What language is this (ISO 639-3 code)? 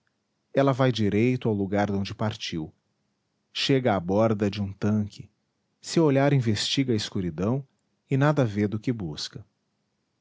por